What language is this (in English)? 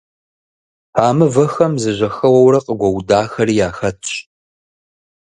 Kabardian